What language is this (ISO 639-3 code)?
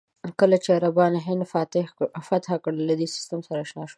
pus